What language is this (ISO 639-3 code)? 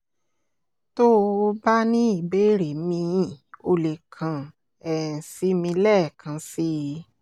yor